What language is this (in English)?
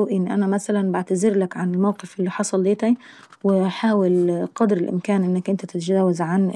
Saidi Arabic